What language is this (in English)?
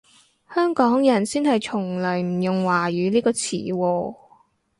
Cantonese